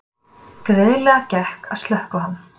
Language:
Icelandic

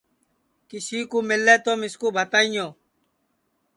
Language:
Sansi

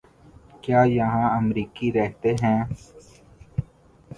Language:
Urdu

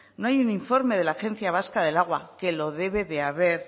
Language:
Spanish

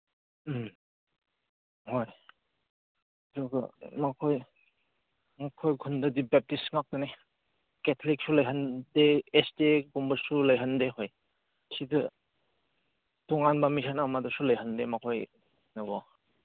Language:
Manipuri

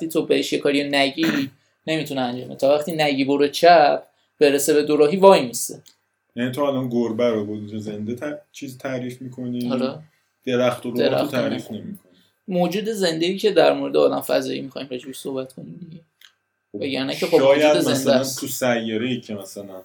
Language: Persian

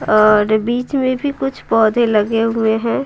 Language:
Hindi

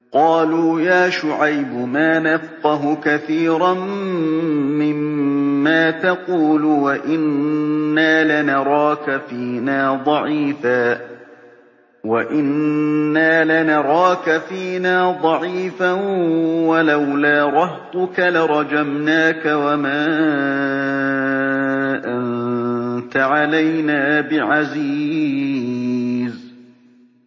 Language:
Arabic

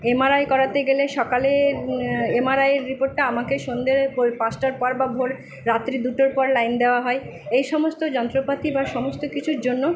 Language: Bangla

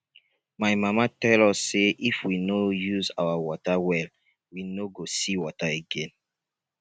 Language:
Nigerian Pidgin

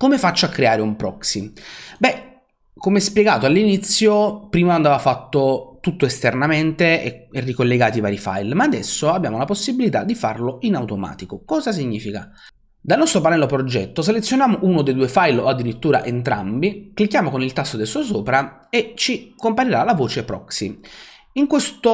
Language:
Italian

